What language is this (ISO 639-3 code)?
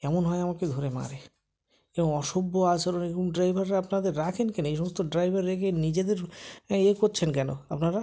ben